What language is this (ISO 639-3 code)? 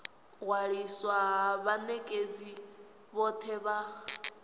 ven